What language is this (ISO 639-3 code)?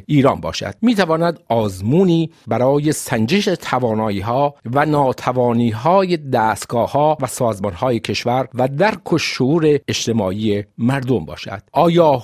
fas